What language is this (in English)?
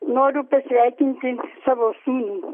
Lithuanian